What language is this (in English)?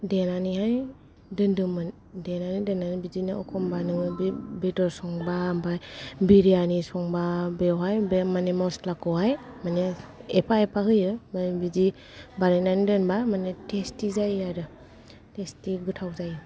Bodo